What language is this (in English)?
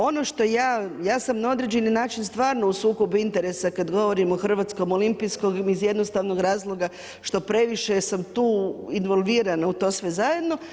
Croatian